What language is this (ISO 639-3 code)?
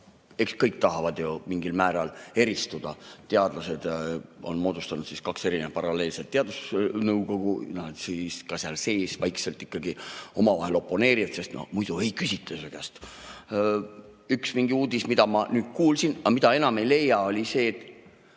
est